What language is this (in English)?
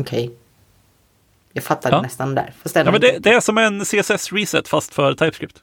Swedish